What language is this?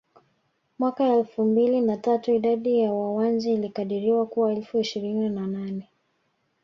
Swahili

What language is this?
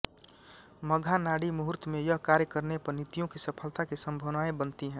Hindi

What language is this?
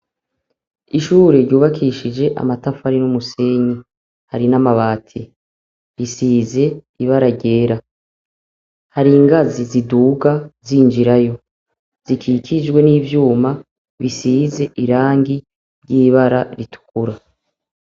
Rundi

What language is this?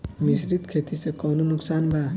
Bhojpuri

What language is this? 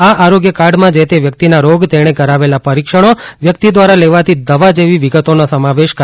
Gujarati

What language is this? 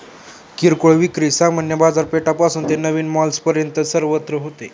Marathi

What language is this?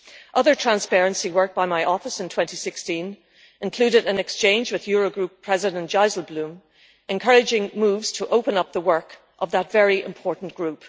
English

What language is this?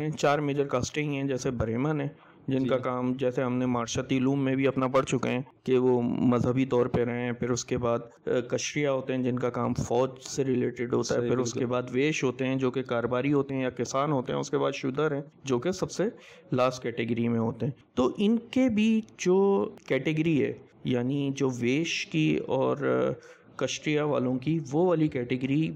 Urdu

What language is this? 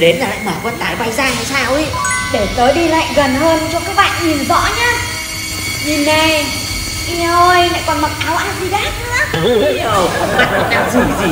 Vietnamese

